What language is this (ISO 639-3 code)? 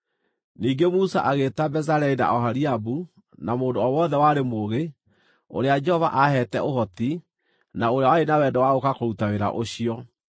kik